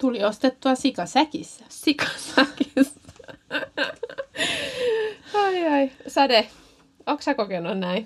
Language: Finnish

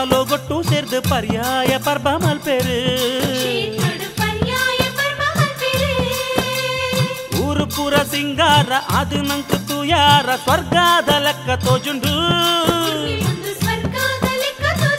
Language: Kannada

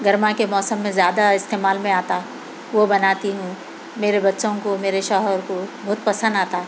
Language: Urdu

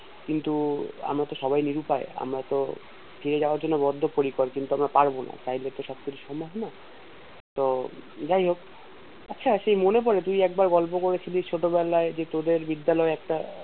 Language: Bangla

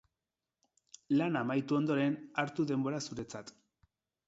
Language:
Basque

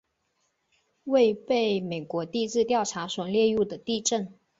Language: Chinese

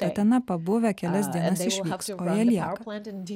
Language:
Lithuanian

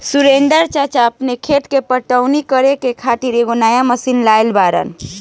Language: Bhojpuri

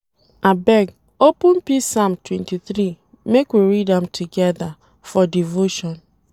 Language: Nigerian Pidgin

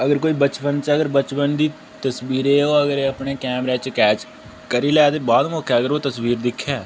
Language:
Dogri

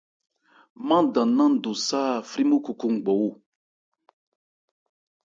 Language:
Ebrié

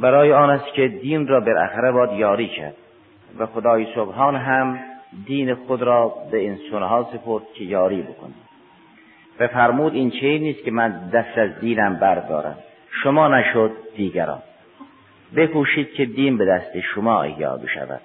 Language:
Persian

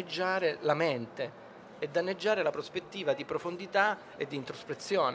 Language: Italian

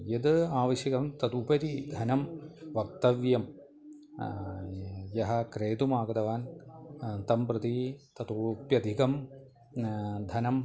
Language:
Sanskrit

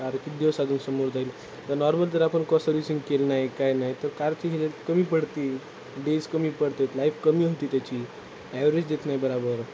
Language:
Marathi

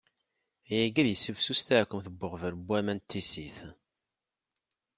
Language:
Kabyle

